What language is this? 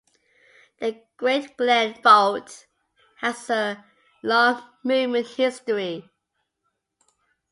English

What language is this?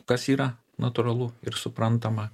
Lithuanian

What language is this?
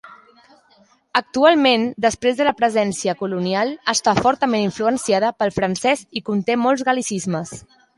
Catalan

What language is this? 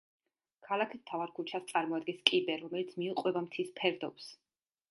Georgian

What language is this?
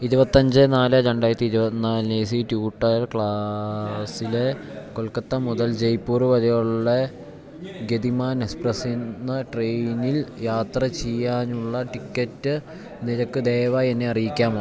Malayalam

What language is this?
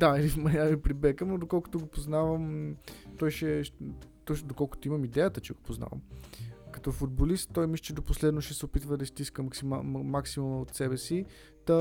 Bulgarian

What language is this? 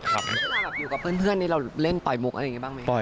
Thai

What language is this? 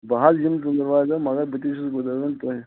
Kashmiri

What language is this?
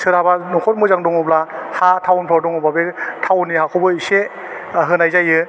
Bodo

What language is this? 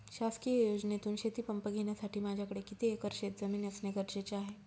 Marathi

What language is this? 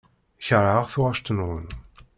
Kabyle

